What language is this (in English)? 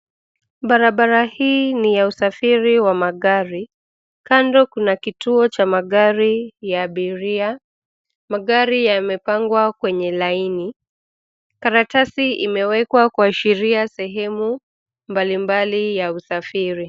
Swahili